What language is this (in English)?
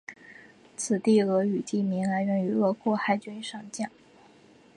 Chinese